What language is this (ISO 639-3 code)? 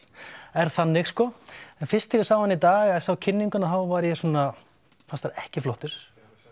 isl